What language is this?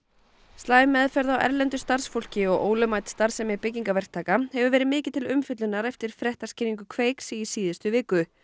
Icelandic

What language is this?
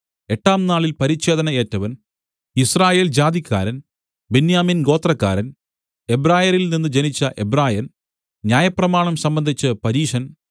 Malayalam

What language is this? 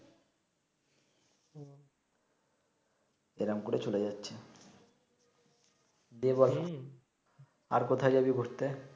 Bangla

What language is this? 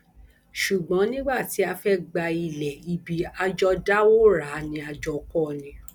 Yoruba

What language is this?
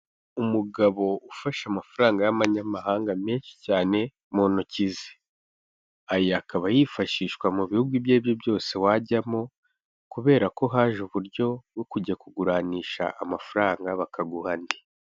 Kinyarwanda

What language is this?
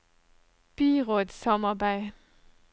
Norwegian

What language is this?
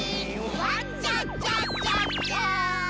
Japanese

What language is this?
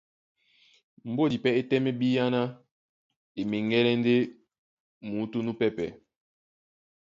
Duala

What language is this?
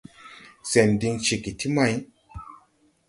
Tupuri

